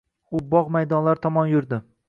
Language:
Uzbek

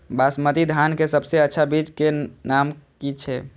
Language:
Maithili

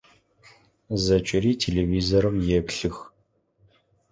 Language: Adyghe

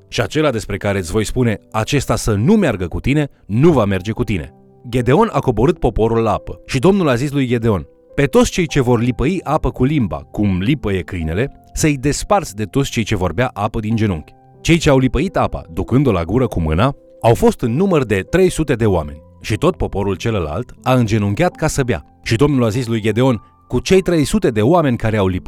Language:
Romanian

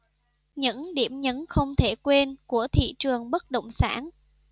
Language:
Vietnamese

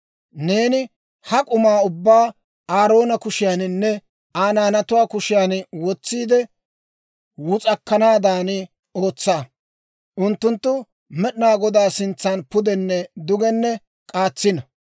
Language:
Dawro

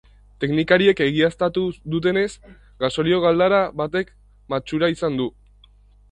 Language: Basque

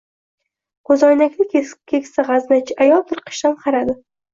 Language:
Uzbek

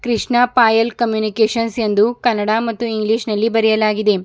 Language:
Kannada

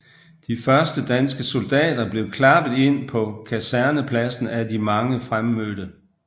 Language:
Danish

